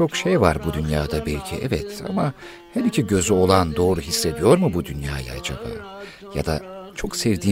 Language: Turkish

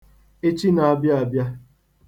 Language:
Igbo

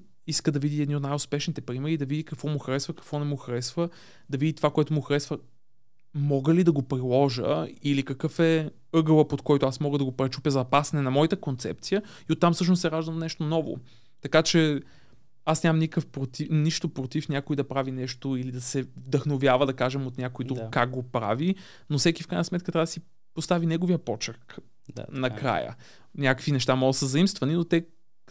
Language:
Bulgarian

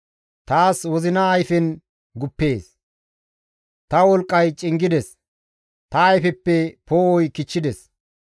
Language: Gamo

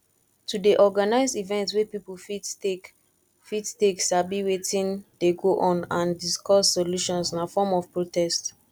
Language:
Nigerian Pidgin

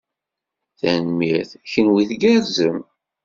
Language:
Kabyle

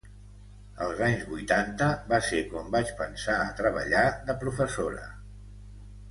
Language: Catalan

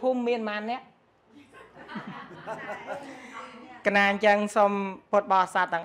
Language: Vietnamese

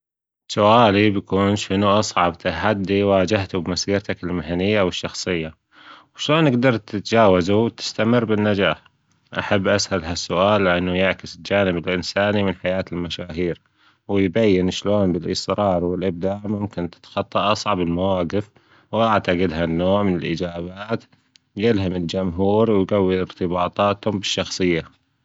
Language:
Gulf Arabic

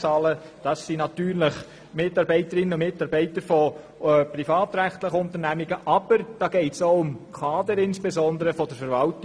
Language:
Swiss German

